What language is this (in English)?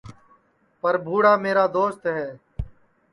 Sansi